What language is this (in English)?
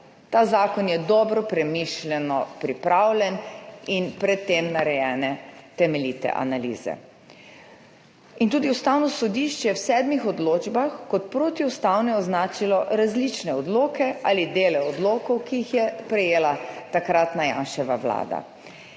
Slovenian